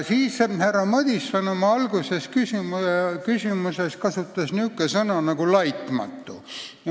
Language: Estonian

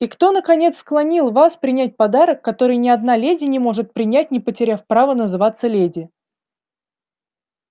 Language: Russian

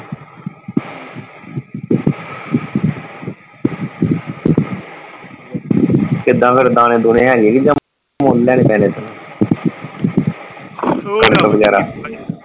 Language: Punjabi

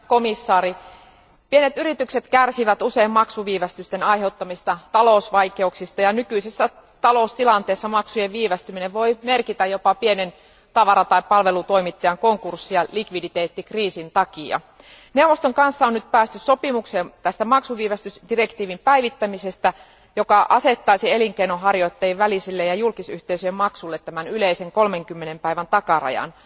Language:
Finnish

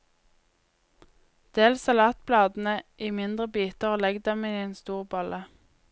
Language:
Norwegian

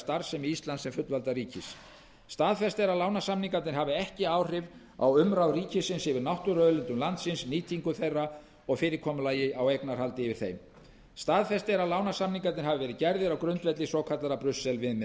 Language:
Icelandic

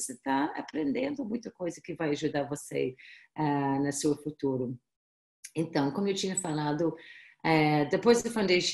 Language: Portuguese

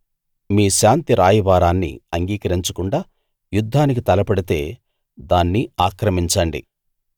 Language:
Telugu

